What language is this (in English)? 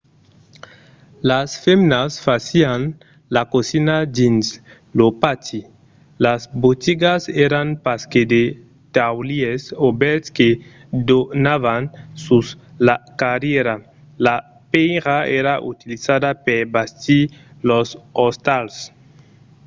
Occitan